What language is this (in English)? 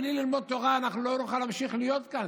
Hebrew